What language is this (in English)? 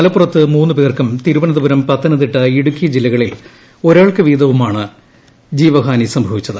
Malayalam